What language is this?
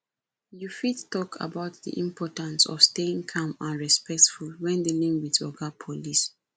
Nigerian Pidgin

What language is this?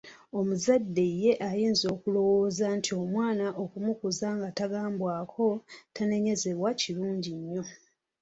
Ganda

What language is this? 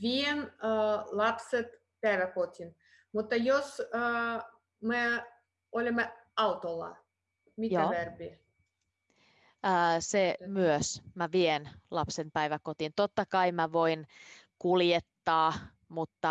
Finnish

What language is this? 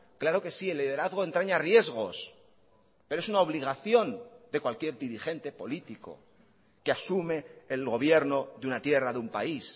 Spanish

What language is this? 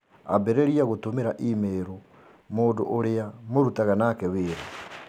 Kikuyu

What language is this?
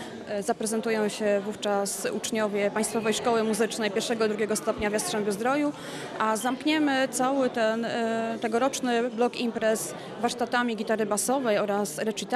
Polish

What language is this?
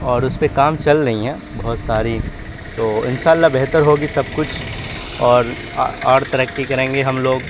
Urdu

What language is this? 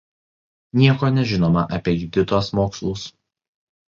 Lithuanian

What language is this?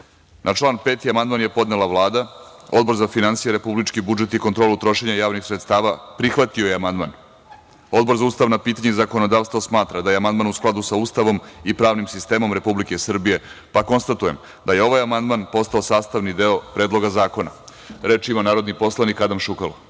Serbian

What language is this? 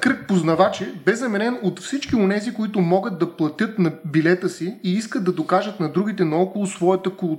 Bulgarian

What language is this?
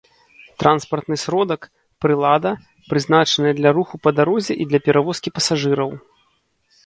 Belarusian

